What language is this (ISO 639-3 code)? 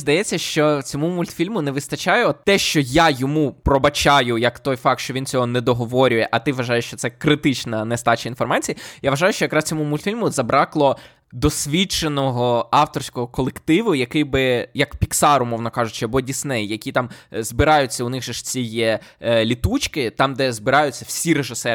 ukr